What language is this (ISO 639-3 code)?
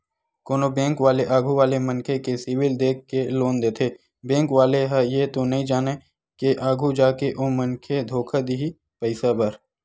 hne